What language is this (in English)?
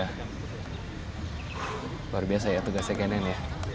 Indonesian